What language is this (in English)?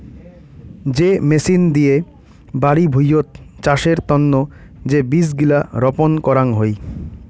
Bangla